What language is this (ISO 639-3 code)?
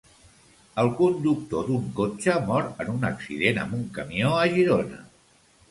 cat